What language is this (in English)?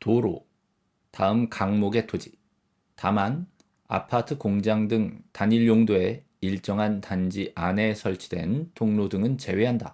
Korean